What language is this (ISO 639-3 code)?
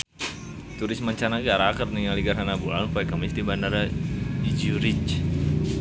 sun